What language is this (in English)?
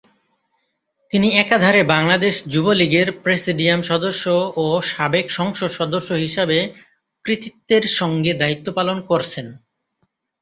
Bangla